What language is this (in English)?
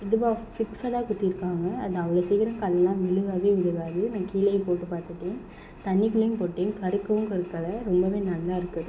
Tamil